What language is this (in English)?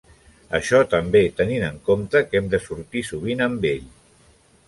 Catalan